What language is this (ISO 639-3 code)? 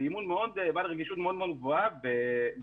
heb